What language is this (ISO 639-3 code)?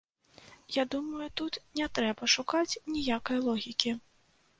bel